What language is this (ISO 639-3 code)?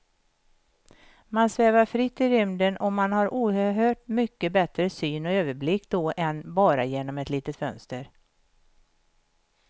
swe